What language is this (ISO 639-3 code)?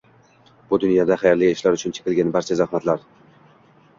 uzb